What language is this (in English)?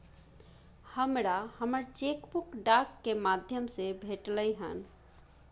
Maithili